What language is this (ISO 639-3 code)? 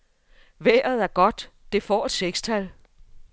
dan